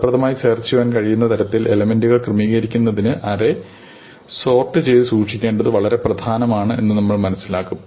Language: Malayalam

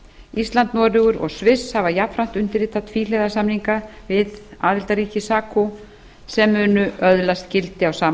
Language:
Icelandic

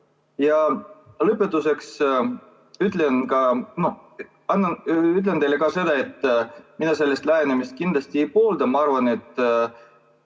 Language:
Estonian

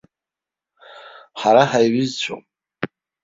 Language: Abkhazian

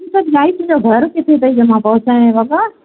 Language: Sindhi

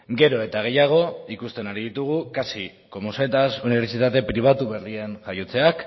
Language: Basque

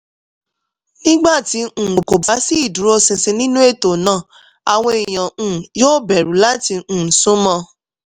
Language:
Yoruba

